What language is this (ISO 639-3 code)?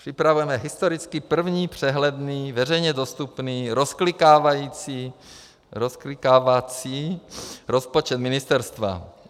ces